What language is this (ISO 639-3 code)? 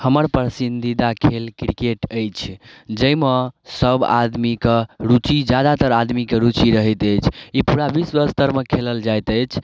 mai